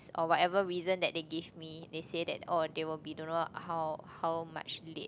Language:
English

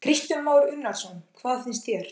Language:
Icelandic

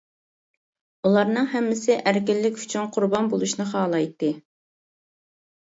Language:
Uyghur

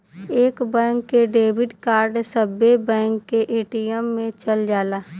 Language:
Bhojpuri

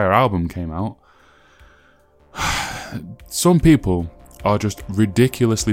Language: English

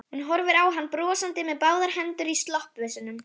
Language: Icelandic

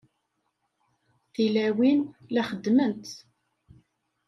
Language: Kabyle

